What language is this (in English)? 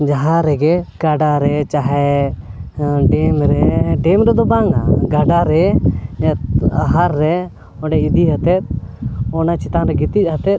Santali